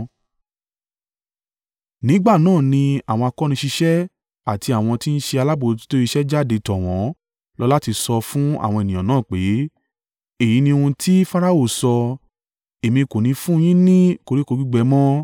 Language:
Yoruba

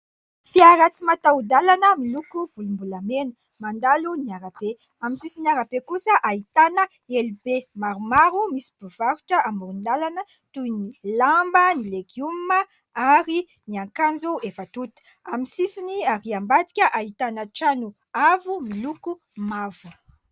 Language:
Malagasy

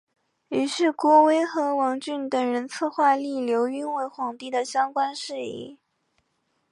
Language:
Chinese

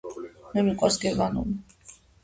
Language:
Georgian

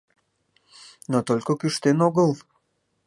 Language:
Mari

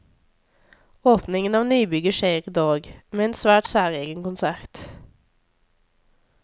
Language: Norwegian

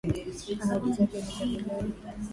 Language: Swahili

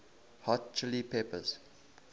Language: English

